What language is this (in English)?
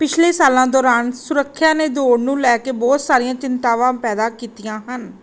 Punjabi